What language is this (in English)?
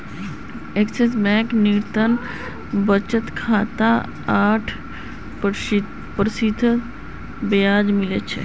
Magahi